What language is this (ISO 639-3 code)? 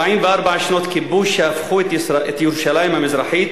heb